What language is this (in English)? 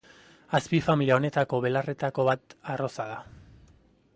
Basque